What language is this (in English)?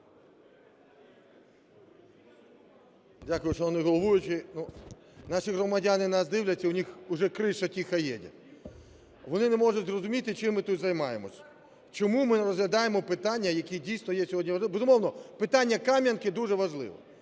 Ukrainian